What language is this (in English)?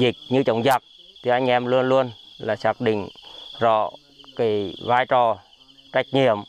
Vietnamese